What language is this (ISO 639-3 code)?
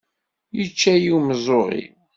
kab